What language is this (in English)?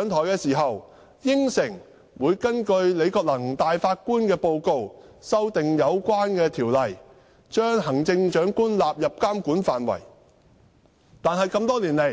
Cantonese